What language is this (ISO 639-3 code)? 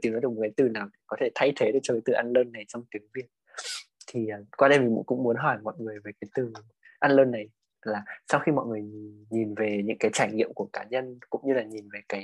vie